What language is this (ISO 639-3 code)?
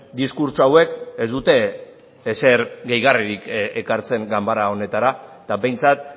eus